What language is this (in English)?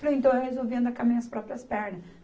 Portuguese